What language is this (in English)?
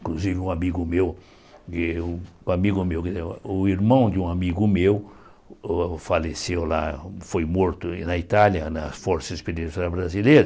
Portuguese